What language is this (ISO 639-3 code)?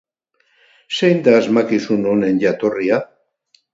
eus